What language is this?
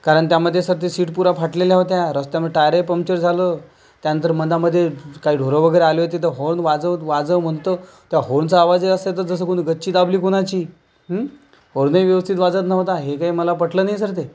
Marathi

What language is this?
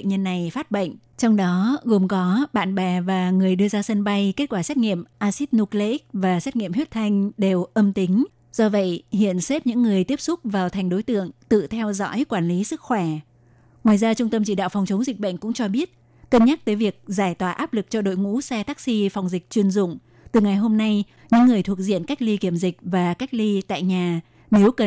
Vietnamese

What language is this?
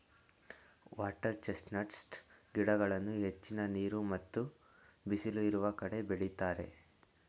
Kannada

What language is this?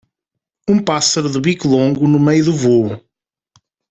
Portuguese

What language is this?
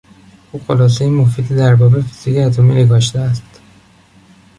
Persian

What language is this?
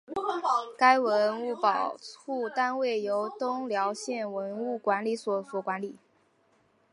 Chinese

